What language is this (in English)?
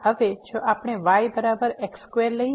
Gujarati